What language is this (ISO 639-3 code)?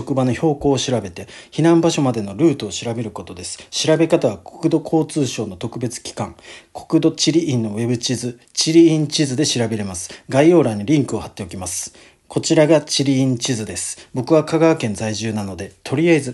jpn